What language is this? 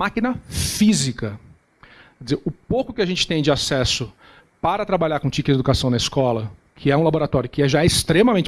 Portuguese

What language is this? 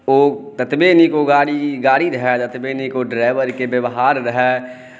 Maithili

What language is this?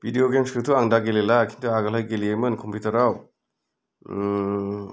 Bodo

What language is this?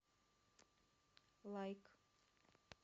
Russian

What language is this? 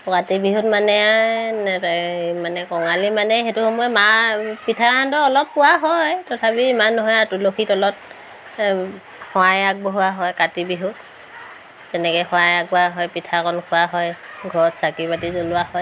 Assamese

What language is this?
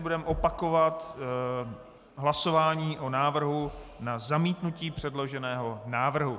Czech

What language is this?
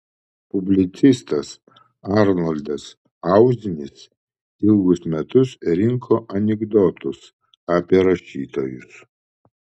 Lithuanian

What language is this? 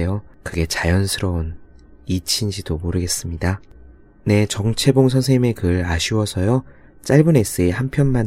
Korean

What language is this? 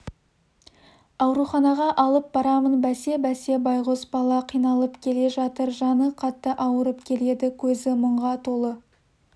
Kazakh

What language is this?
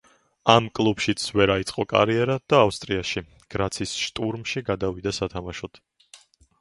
Georgian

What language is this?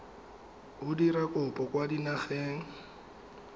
Tswana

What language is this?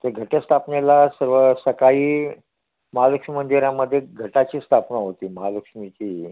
Marathi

